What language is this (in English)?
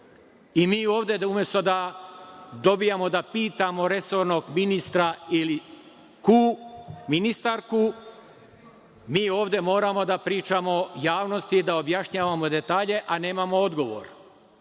Serbian